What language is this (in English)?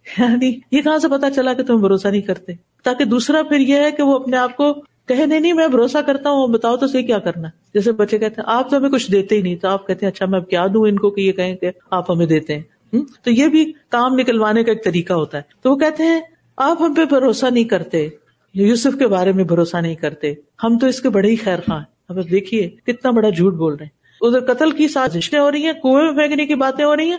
Urdu